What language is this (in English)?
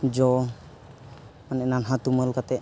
Santali